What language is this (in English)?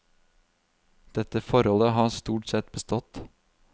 Norwegian